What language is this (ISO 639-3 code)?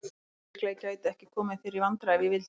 isl